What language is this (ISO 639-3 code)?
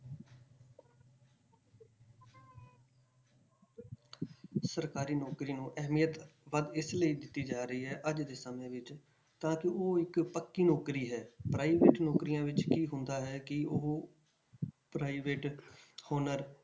pan